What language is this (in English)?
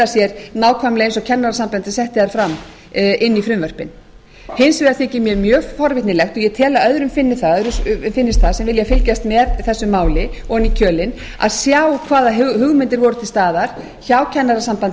Icelandic